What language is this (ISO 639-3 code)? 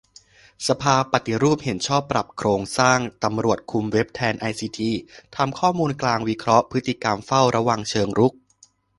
tha